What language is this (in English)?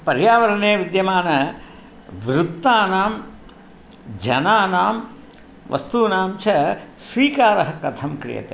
Sanskrit